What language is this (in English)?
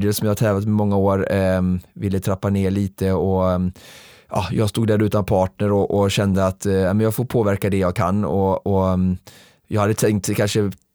Swedish